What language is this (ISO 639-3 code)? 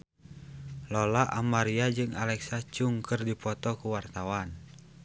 sun